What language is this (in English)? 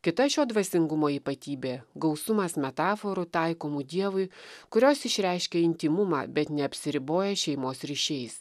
Lithuanian